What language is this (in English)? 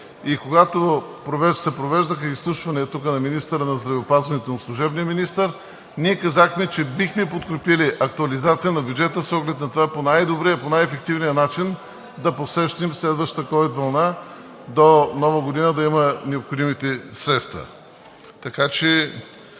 Bulgarian